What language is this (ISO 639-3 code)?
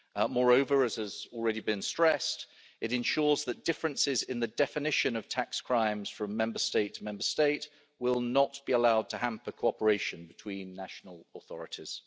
eng